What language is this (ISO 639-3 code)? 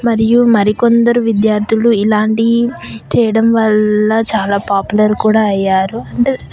tel